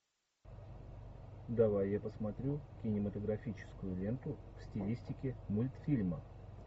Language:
Russian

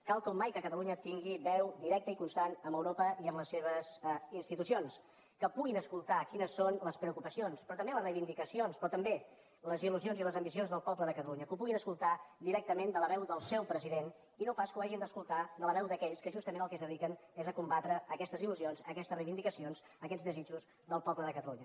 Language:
Catalan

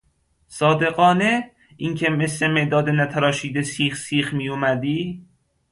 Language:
Persian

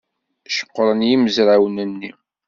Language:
Kabyle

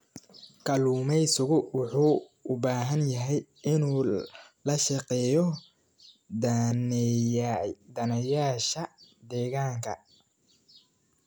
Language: Somali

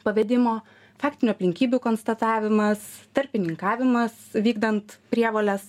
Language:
Lithuanian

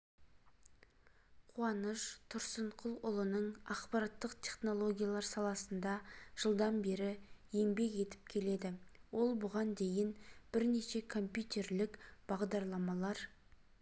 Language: Kazakh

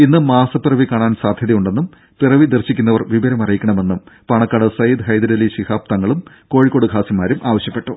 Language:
Malayalam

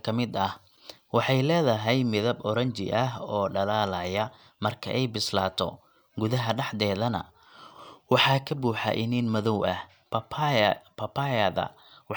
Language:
Somali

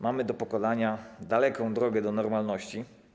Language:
Polish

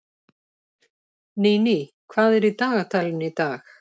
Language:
Icelandic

